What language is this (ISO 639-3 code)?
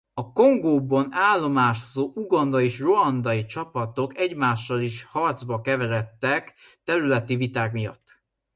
hun